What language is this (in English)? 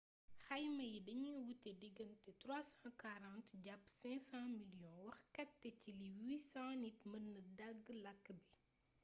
Wolof